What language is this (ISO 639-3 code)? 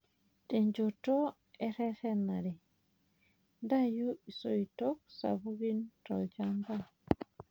mas